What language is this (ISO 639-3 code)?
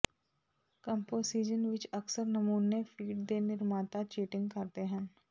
pan